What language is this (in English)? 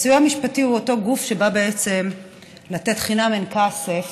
Hebrew